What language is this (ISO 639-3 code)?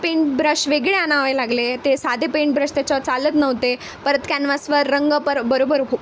mar